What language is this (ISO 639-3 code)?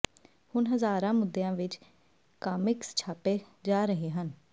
pan